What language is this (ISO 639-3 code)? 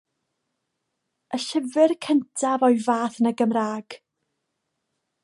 cym